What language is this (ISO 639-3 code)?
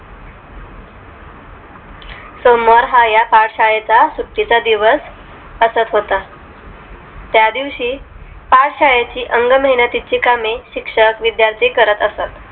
mar